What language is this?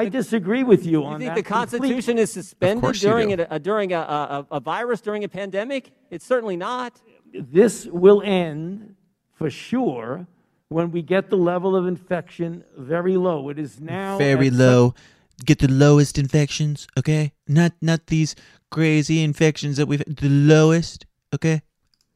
English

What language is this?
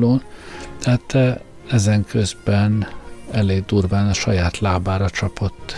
Hungarian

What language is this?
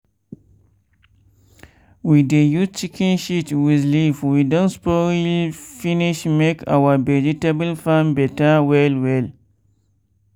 Nigerian Pidgin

